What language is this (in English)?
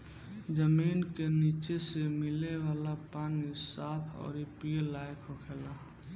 Bhojpuri